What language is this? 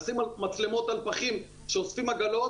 Hebrew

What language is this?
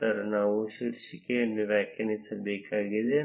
Kannada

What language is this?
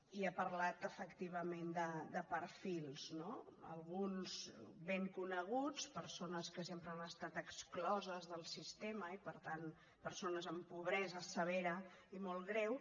Catalan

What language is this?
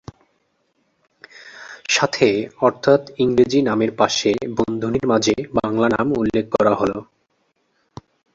Bangla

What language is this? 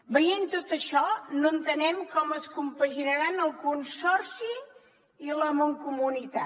Catalan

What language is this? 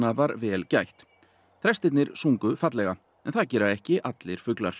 Icelandic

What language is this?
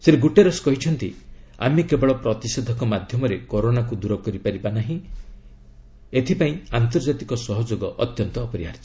Odia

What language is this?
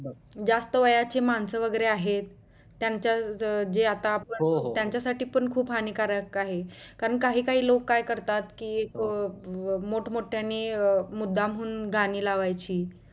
Marathi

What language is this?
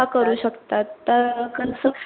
Marathi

